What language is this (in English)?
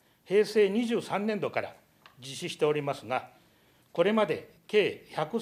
Japanese